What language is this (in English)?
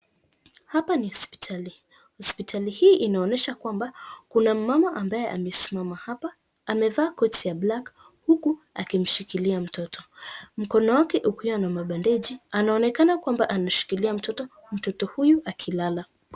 Swahili